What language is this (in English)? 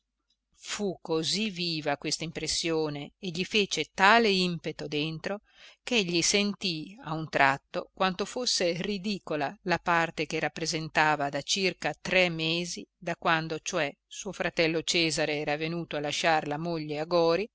Italian